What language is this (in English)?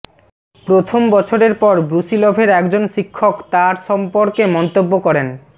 Bangla